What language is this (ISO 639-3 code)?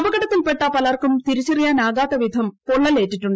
mal